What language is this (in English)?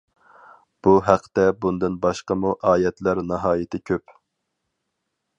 Uyghur